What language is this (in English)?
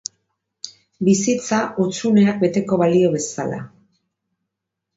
Basque